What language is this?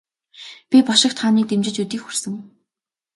Mongolian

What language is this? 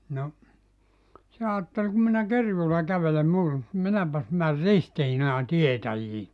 Finnish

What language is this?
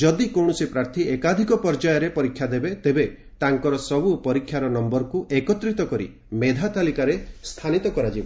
Odia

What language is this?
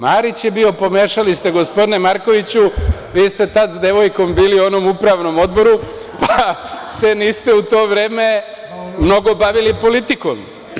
Serbian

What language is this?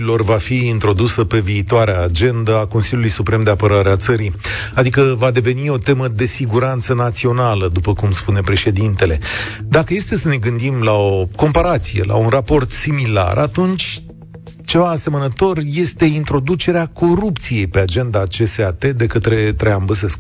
Romanian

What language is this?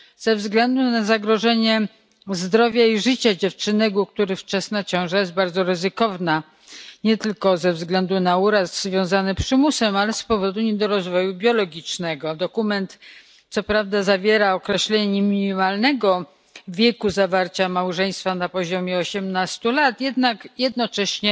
Polish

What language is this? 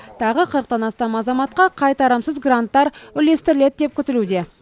Kazakh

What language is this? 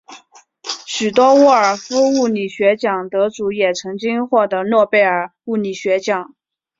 Chinese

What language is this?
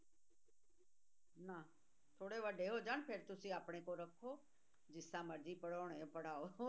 Punjabi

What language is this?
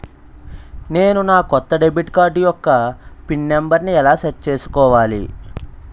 Telugu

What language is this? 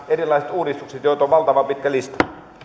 Finnish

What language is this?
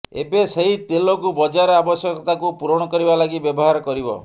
Odia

